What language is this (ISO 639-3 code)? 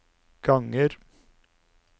nor